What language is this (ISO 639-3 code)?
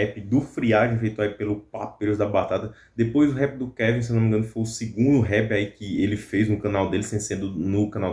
por